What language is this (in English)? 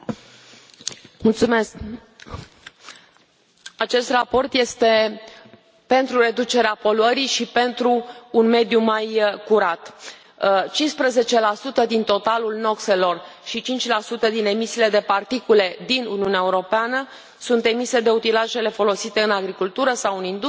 Romanian